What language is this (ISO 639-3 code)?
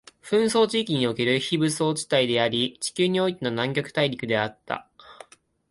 jpn